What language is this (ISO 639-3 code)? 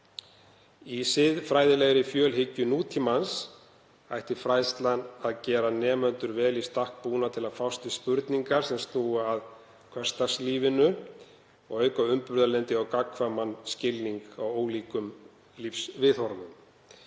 isl